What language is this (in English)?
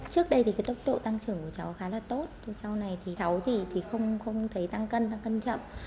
Vietnamese